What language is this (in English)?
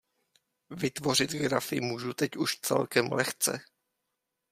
Czech